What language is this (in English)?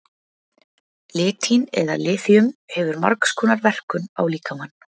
Icelandic